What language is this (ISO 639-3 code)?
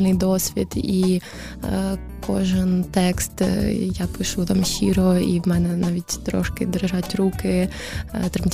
ukr